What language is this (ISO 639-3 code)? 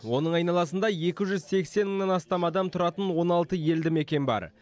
kaz